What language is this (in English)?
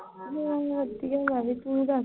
Punjabi